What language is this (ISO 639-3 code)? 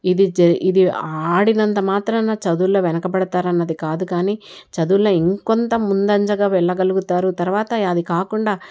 tel